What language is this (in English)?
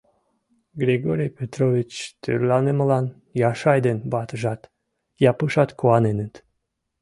Mari